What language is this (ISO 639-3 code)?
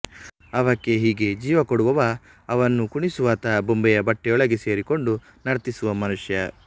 kan